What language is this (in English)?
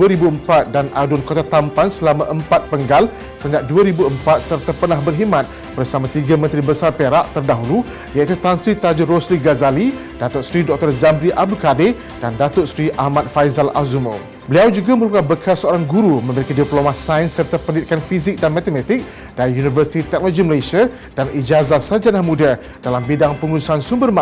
Malay